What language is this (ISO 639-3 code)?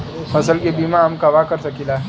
bho